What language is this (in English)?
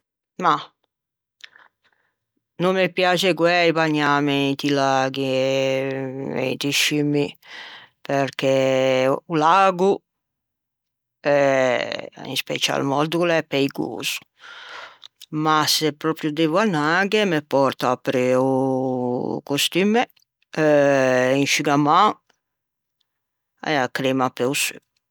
Ligurian